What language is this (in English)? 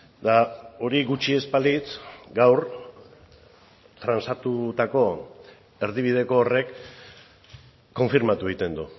Basque